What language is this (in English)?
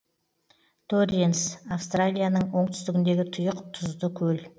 Kazakh